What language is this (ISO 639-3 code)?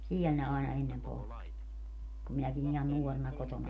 fin